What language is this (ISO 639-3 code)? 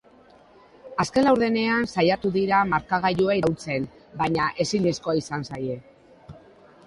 eus